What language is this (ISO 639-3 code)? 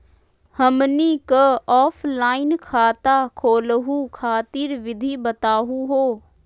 mag